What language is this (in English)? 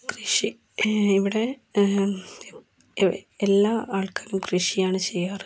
Malayalam